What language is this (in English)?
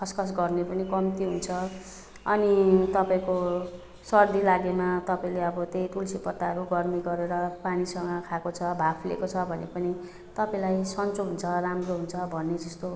Nepali